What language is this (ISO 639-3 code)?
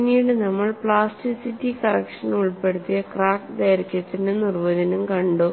mal